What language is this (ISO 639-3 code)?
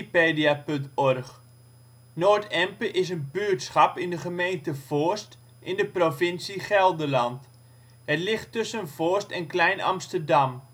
nld